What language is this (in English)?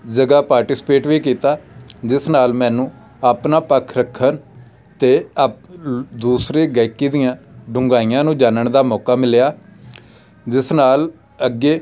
Punjabi